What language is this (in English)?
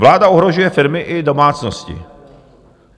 Czech